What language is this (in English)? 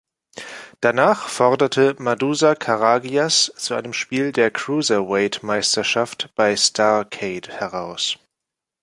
German